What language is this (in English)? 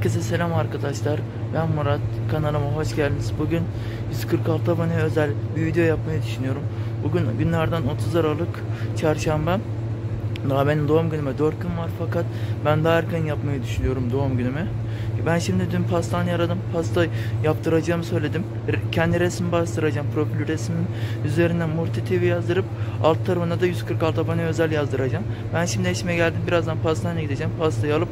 Turkish